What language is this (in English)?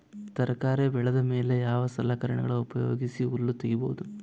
Kannada